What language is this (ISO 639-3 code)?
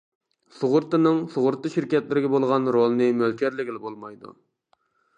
uig